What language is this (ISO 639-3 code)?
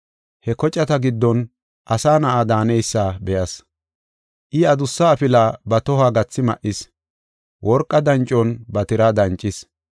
gof